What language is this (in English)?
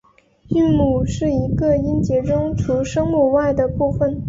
Chinese